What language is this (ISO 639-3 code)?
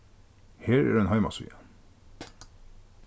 fao